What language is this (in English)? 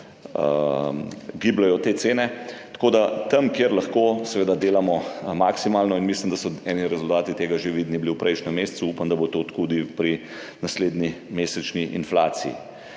Slovenian